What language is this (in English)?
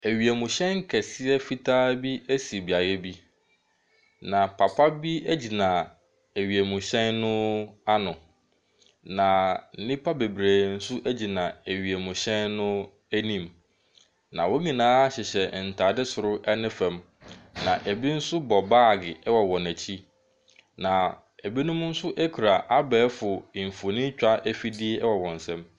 Akan